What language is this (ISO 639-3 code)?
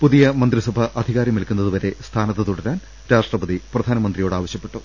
mal